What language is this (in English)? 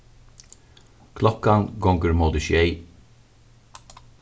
Faroese